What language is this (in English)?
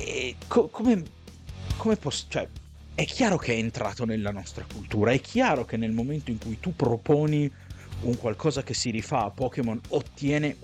Italian